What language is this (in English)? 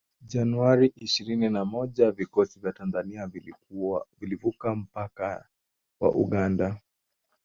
Swahili